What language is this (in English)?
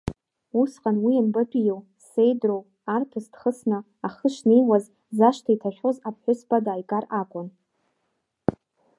Abkhazian